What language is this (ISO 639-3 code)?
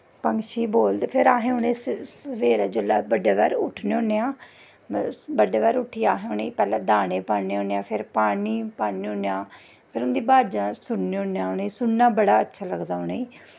doi